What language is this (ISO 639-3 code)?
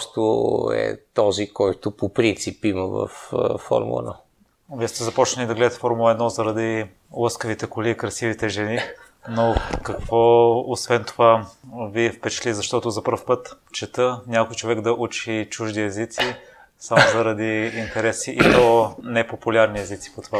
bul